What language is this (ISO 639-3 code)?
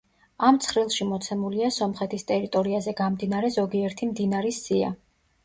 kat